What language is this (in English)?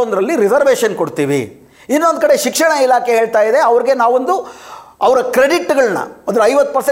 Kannada